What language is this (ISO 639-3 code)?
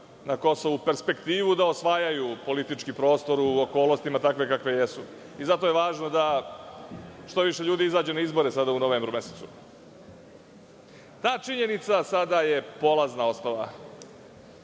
srp